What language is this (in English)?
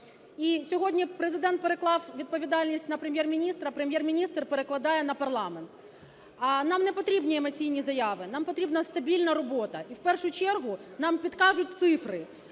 Ukrainian